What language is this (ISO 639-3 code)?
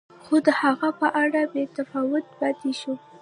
pus